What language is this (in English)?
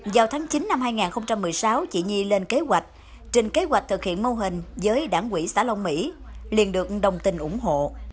Vietnamese